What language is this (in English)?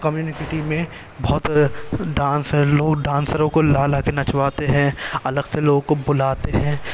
Urdu